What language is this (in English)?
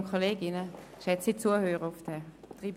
Swiss German